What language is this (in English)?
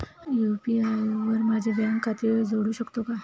Marathi